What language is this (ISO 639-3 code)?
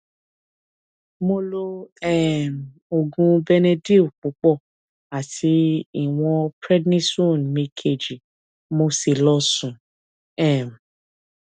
yor